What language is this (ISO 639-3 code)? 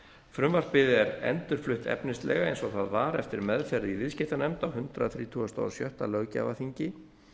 isl